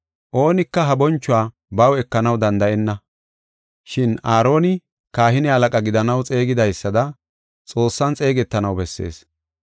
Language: Gofa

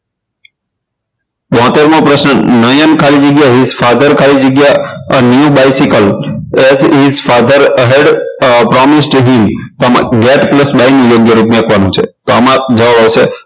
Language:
Gujarati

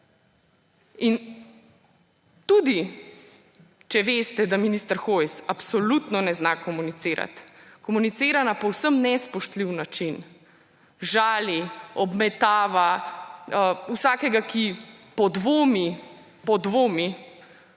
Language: Slovenian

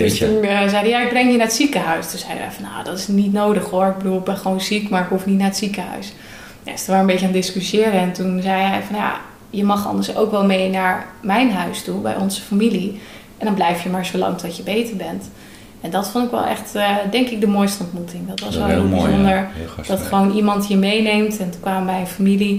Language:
Dutch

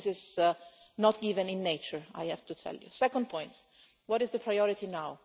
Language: English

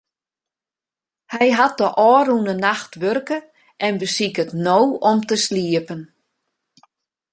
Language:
Western Frisian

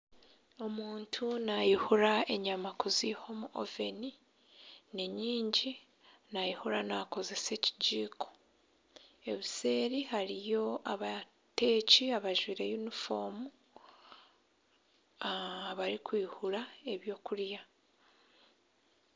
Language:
Nyankole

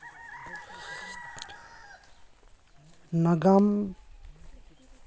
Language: Santali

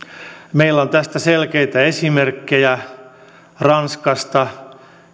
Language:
Finnish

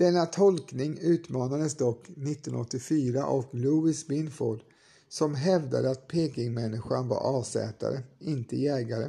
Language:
Swedish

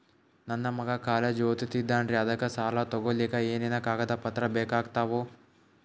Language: Kannada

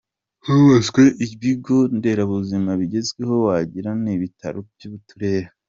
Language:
Kinyarwanda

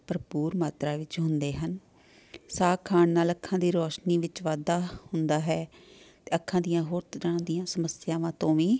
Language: Punjabi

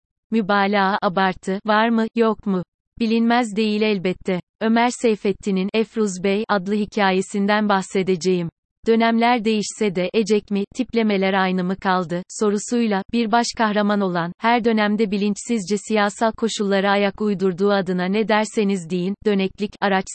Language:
Turkish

